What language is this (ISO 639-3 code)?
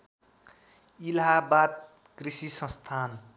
nep